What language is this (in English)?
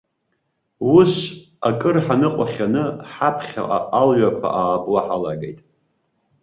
Abkhazian